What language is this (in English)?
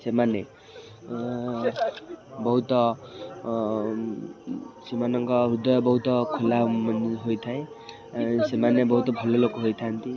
Odia